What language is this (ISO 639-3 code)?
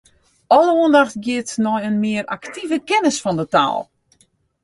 fry